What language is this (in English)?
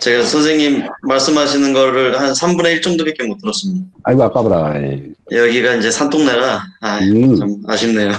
Korean